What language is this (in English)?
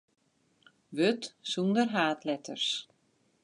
Western Frisian